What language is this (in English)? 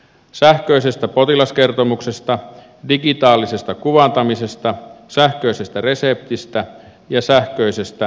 Finnish